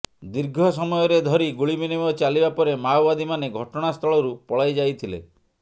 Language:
Odia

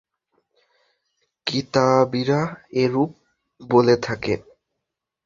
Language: Bangla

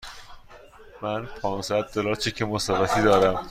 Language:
Persian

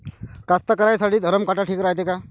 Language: Marathi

